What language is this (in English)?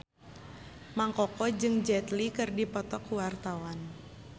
Sundanese